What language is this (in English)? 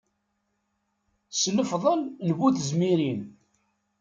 Kabyle